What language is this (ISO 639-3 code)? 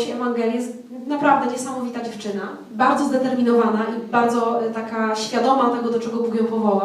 pol